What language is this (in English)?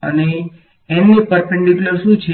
Gujarati